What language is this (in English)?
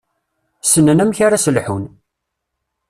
Kabyle